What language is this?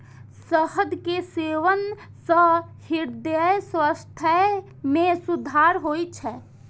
Maithili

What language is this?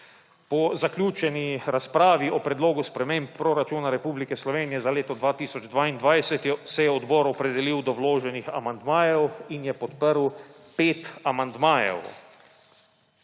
Slovenian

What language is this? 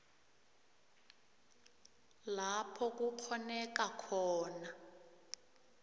South Ndebele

